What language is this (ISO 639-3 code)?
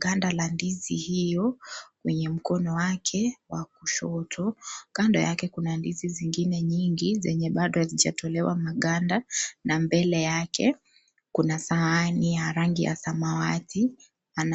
swa